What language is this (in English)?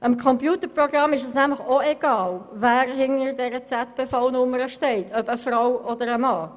Swiss German